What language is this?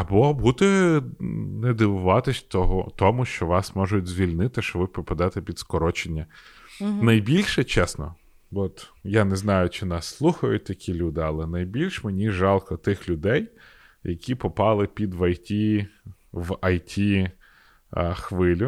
Ukrainian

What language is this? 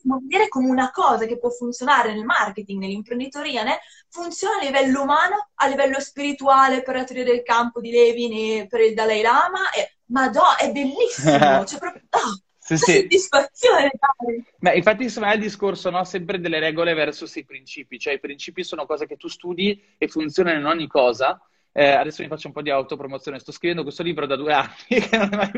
Italian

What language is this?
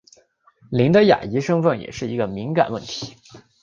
Chinese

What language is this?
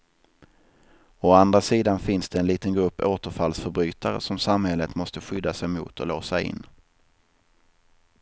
Swedish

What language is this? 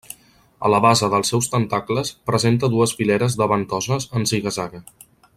Catalan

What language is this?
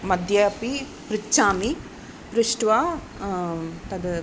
Sanskrit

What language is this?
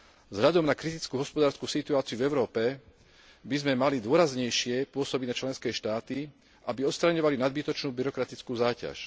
Slovak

